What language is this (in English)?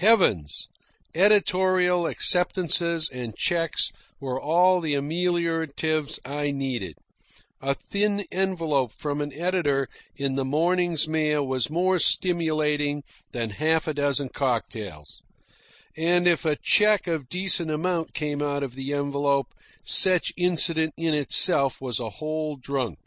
English